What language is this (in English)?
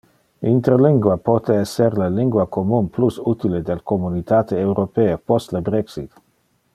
Interlingua